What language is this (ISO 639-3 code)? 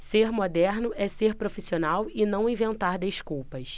por